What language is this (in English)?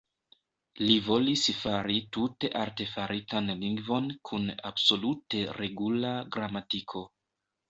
Esperanto